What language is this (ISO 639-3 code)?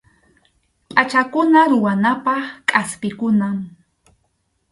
qxu